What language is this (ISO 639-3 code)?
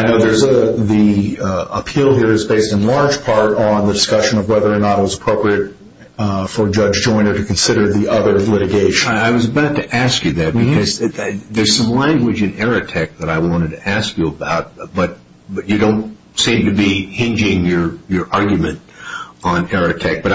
eng